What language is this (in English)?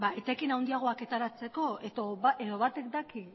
Basque